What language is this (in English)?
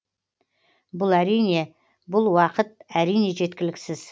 Kazakh